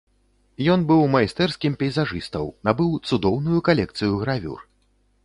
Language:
Belarusian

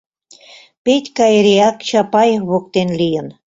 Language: Mari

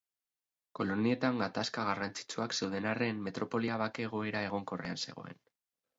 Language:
Basque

